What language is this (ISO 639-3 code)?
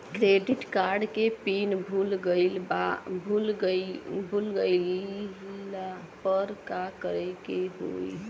bho